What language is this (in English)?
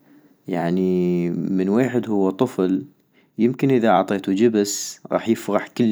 North Mesopotamian Arabic